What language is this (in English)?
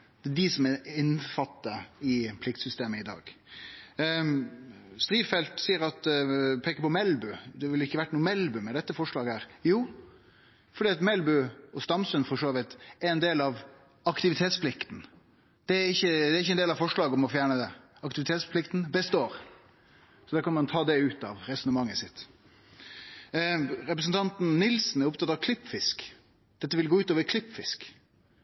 Norwegian Nynorsk